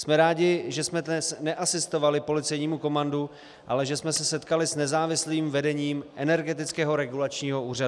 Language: Czech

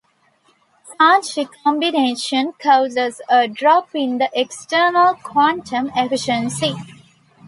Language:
English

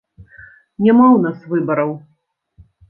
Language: Belarusian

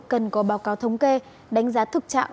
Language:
Vietnamese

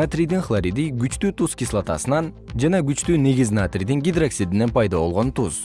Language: Kyrgyz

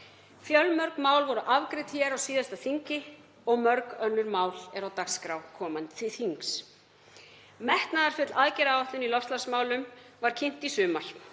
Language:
Icelandic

